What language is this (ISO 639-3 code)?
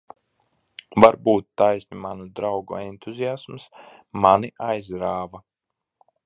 lav